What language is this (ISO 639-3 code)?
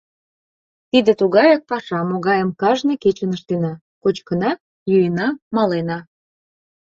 chm